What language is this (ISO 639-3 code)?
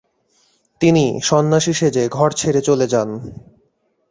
ben